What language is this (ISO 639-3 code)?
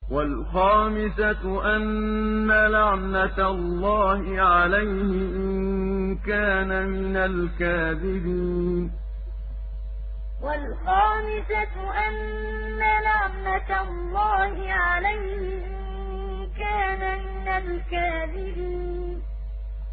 ara